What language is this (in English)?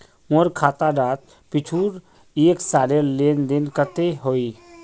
Magahi